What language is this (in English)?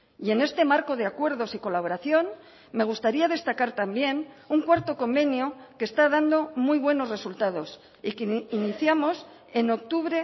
Spanish